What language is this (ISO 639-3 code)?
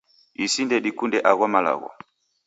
dav